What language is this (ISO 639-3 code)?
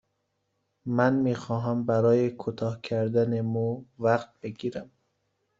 fas